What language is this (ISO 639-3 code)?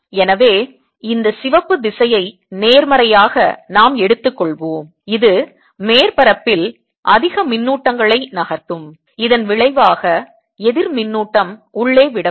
tam